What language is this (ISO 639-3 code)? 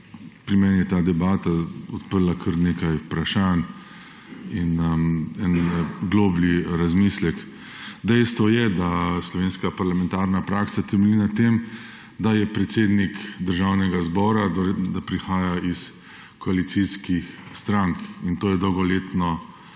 slv